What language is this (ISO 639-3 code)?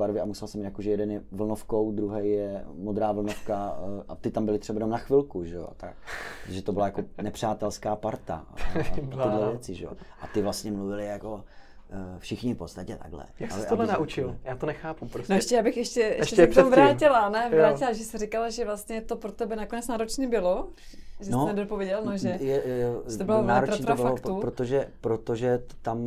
ces